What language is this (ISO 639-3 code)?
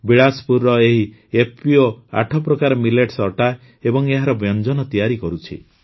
ori